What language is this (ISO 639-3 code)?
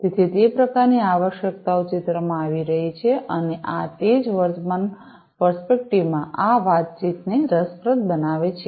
guj